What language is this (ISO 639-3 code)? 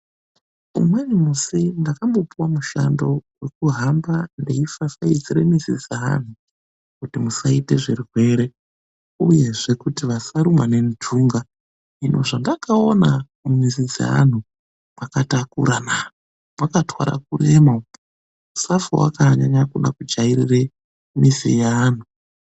ndc